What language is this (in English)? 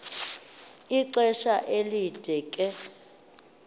Xhosa